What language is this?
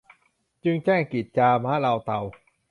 Thai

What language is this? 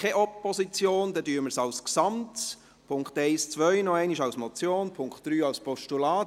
Swiss German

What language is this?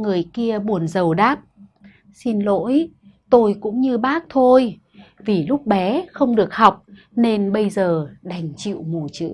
Vietnamese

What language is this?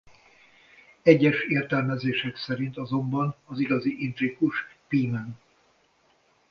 Hungarian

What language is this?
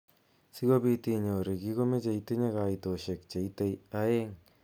Kalenjin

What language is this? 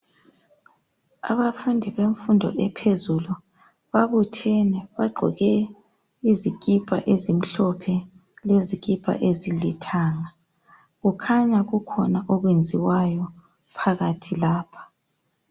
North Ndebele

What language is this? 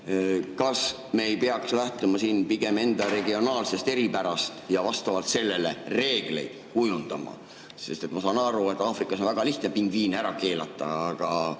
Estonian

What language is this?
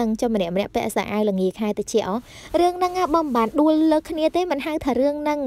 Thai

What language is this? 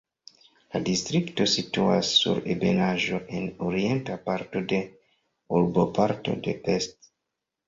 Esperanto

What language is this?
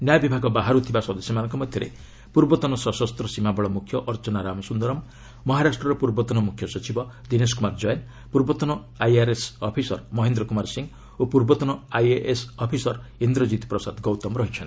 Odia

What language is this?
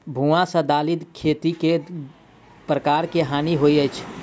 Maithili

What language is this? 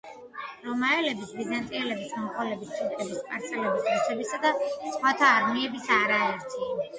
Georgian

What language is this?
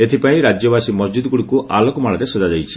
Odia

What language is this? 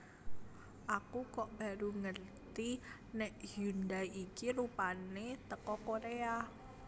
Javanese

